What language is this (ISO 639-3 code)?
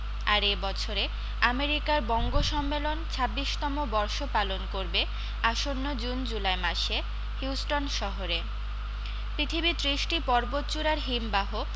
ben